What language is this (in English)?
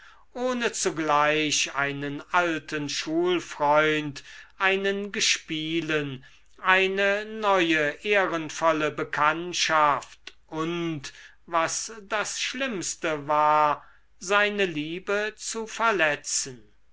German